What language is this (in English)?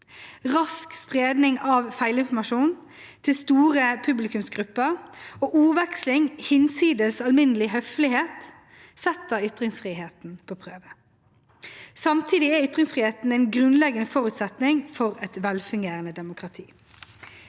Norwegian